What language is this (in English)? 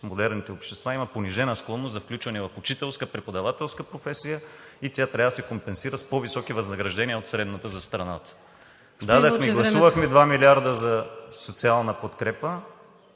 Bulgarian